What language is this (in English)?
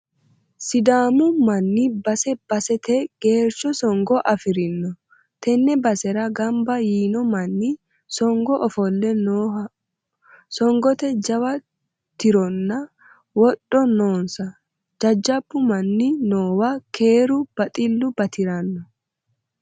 Sidamo